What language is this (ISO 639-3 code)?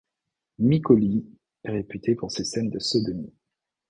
fra